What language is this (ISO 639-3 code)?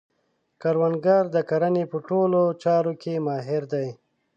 pus